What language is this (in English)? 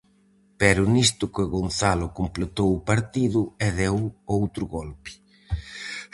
Galician